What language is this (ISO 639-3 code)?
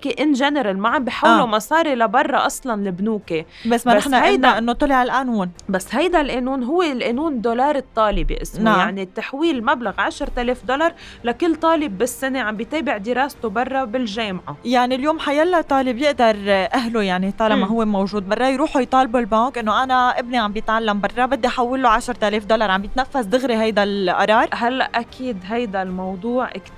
ara